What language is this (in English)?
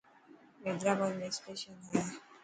Dhatki